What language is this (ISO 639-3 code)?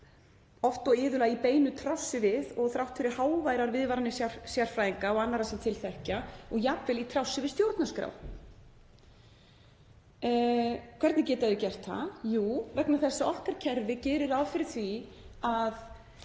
isl